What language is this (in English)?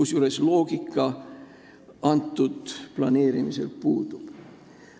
Estonian